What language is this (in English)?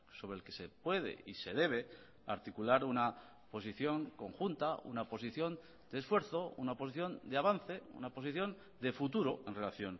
Spanish